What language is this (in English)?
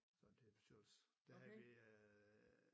Danish